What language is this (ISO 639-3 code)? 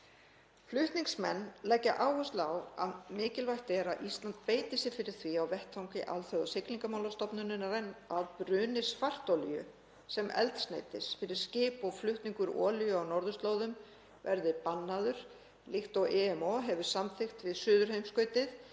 isl